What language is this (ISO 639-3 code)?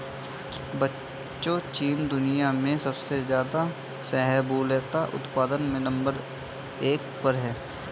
hin